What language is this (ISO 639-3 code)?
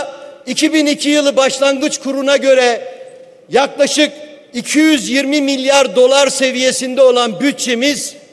tur